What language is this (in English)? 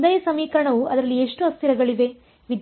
Kannada